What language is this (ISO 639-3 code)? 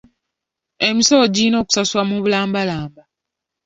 lug